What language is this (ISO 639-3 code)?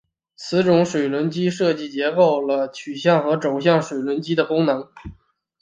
zho